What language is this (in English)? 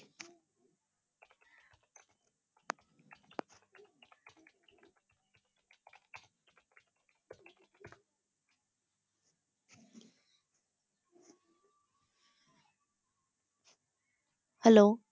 Punjabi